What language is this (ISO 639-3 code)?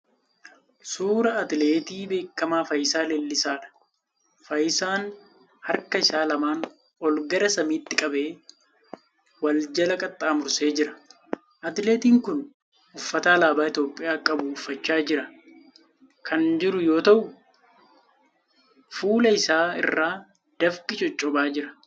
orm